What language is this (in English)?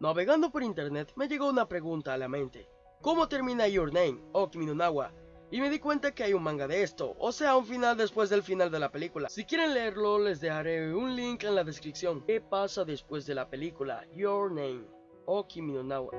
Spanish